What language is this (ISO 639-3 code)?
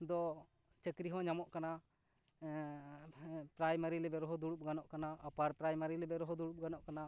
sat